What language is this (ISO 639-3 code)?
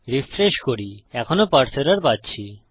ben